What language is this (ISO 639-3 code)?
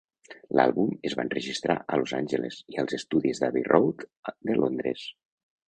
cat